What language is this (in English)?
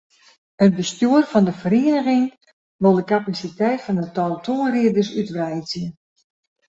Western Frisian